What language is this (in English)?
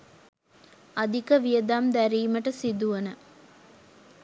Sinhala